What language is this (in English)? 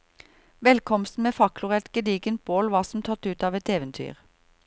Norwegian